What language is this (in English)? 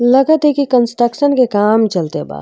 Bhojpuri